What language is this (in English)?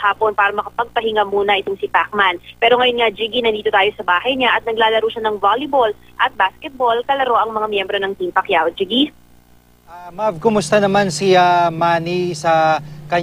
Filipino